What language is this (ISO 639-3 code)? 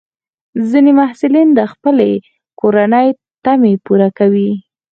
pus